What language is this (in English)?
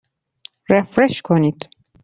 Persian